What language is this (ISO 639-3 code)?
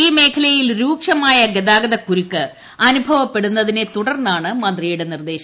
mal